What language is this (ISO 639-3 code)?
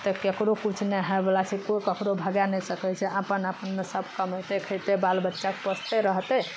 mai